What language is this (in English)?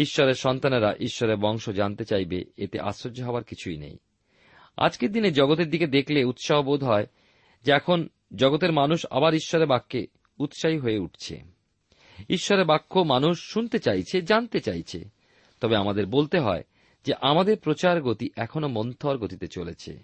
Bangla